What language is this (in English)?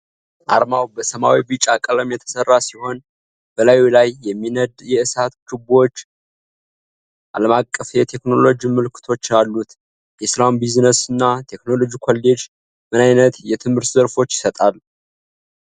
Amharic